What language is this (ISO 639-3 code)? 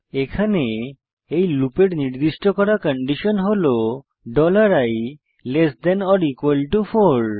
ben